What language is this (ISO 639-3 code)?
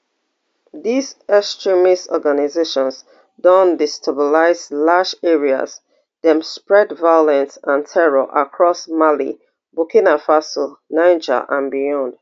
pcm